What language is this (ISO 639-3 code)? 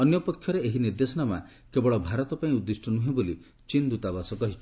ori